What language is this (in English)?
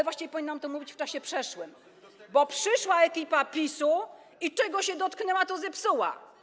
Polish